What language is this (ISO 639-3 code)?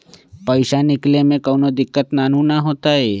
mag